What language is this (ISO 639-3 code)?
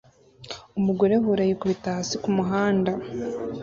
kin